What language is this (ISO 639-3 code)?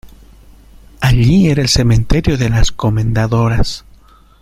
spa